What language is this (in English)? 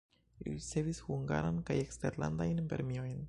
Esperanto